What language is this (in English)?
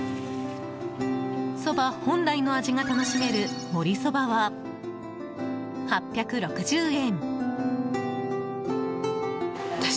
Japanese